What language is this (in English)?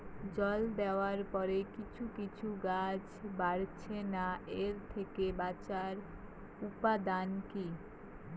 Bangla